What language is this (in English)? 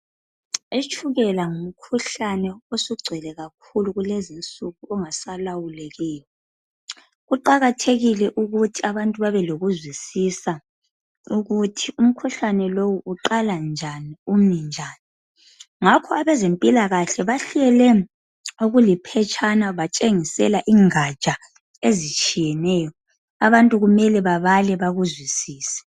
North Ndebele